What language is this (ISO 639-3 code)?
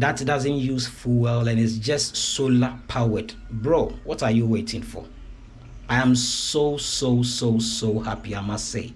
eng